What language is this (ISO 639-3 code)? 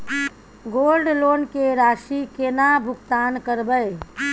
mai